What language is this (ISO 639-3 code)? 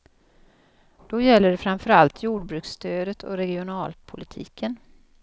swe